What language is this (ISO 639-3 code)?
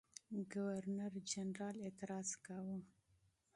pus